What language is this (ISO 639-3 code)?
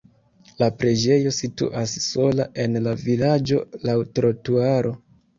epo